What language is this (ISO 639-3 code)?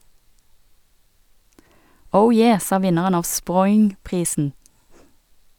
nor